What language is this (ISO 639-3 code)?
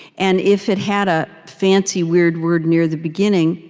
eng